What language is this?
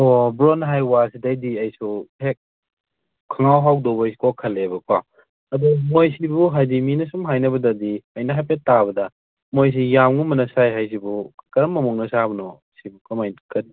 Manipuri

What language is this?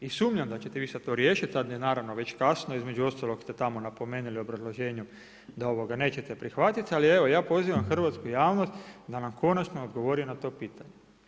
Croatian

